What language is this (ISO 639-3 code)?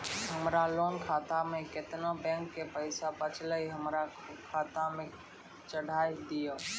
mai